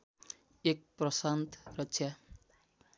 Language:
Nepali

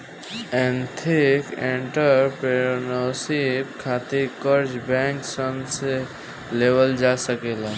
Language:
Bhojpuri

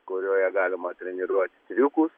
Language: Lithuanian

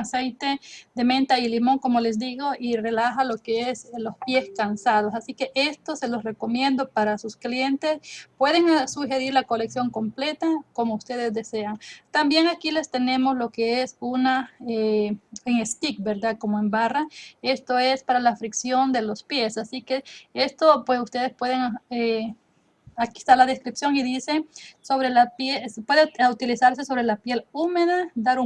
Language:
Spanish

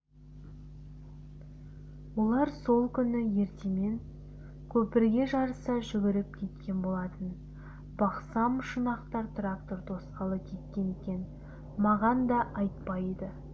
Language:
Kazakh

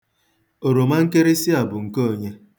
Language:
Igbo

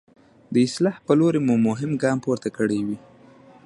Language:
Pashto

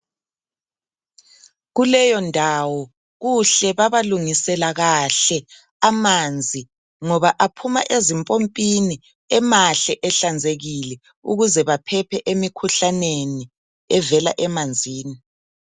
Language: North Ndebele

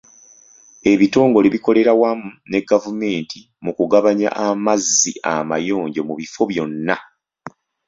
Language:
Ganda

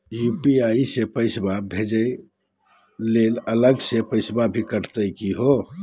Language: Magahi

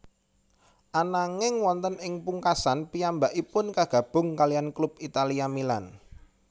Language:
Javanese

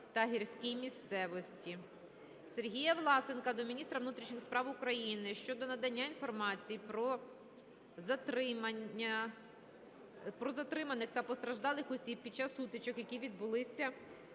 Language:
Ukrainian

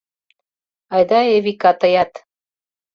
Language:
Mari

